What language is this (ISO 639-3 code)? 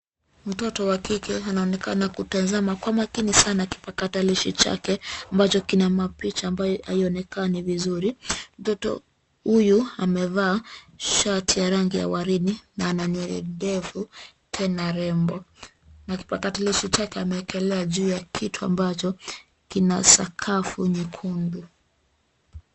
swa